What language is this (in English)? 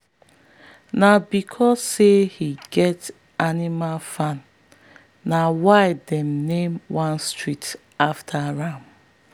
Nigerian Pidgin